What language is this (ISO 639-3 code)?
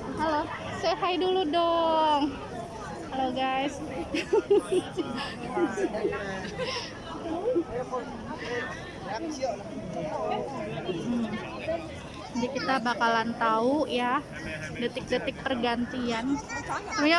ind